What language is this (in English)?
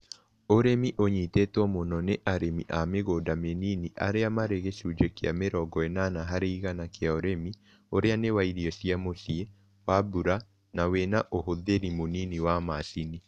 Kikuyu